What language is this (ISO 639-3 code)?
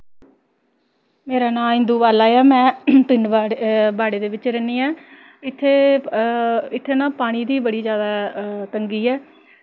doi